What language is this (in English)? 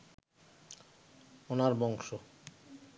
Bangla